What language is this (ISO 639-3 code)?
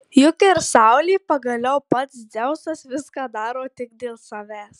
lit